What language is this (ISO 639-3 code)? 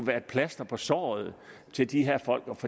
dan